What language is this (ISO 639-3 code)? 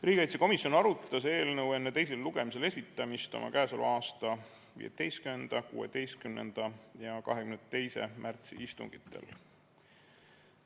est